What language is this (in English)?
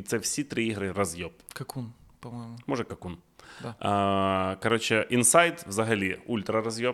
Ukrainian